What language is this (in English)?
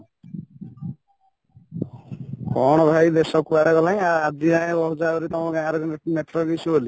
Odia